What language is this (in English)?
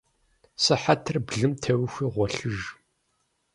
Kabardian